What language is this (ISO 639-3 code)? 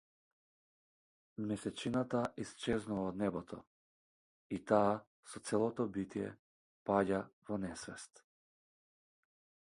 mkd